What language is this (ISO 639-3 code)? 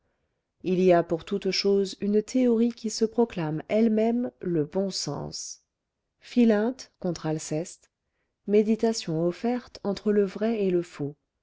fra